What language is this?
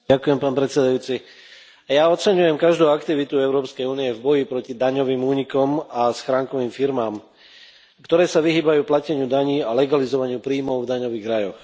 Slovak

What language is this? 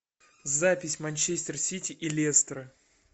Russian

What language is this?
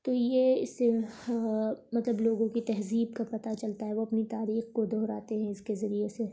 Urdu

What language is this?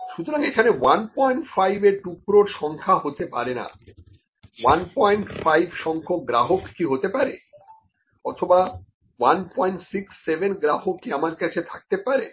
Bangla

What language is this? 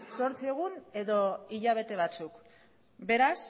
Basque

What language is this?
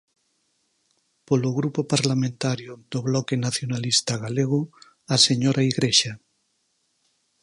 Galician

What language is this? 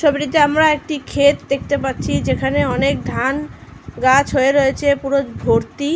Bangla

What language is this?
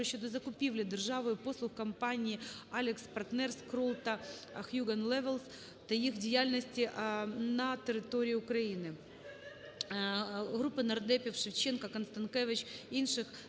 Ukrainian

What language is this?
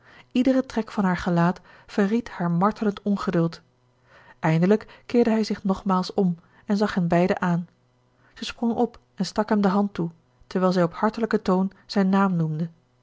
Dutch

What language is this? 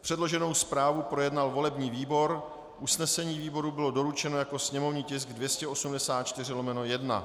Czech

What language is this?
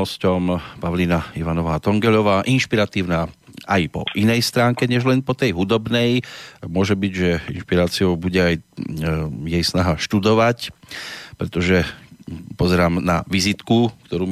Slovak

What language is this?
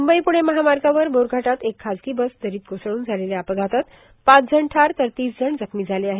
Marathi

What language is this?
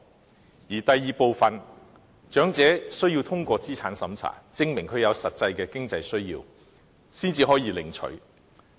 Cantonese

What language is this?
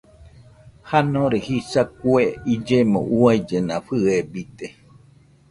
Nüpode Huitoto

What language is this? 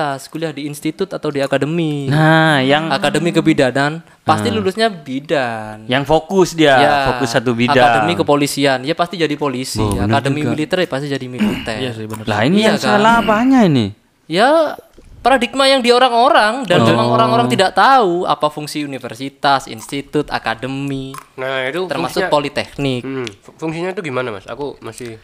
Indonesian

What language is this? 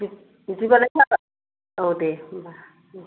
Bodo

